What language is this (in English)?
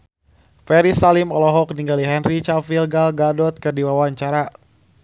Sundanese